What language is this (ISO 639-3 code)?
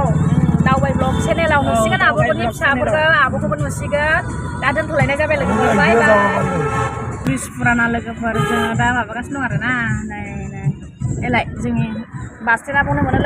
tha